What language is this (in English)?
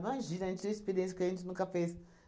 Portuguese